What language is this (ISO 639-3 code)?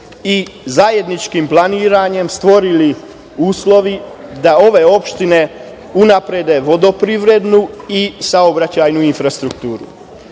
srp